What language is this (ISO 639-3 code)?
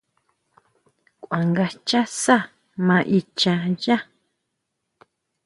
mau